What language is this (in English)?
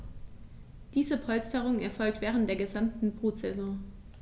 German